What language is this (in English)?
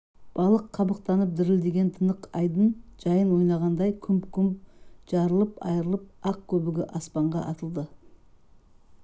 Kazakh